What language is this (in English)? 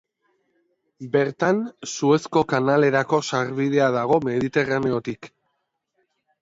Basque